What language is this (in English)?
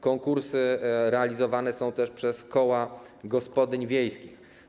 Polish